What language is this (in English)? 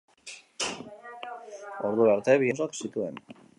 Basque